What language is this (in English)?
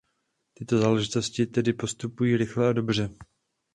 Czech